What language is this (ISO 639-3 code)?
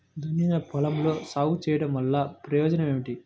tel